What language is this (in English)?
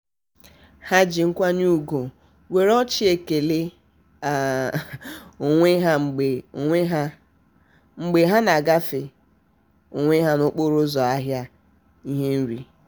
Igbo